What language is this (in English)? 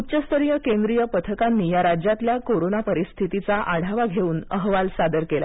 Marathi